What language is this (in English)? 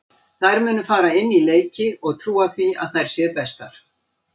Icelandic